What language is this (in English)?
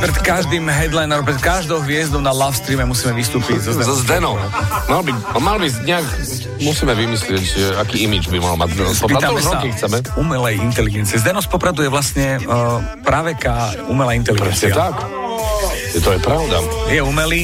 Slovak